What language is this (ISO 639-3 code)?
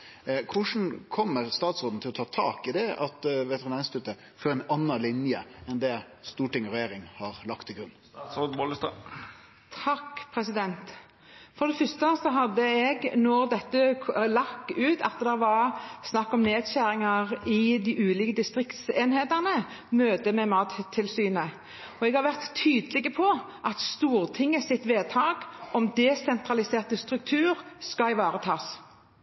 nor